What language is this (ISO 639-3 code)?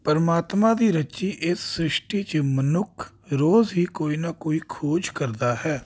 pan